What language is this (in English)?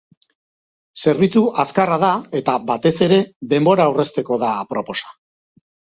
Basque